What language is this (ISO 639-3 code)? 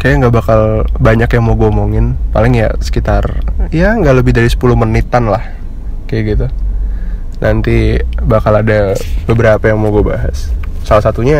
ind